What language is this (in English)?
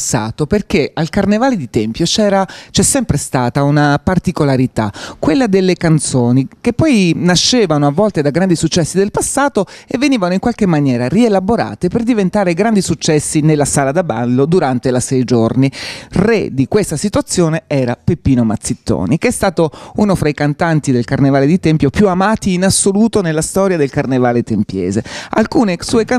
Italian